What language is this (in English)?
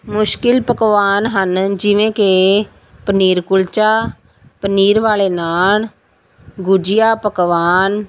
Punjabi